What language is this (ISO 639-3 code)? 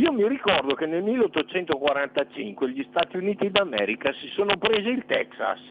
ita